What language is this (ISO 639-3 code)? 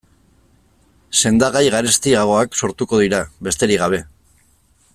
eus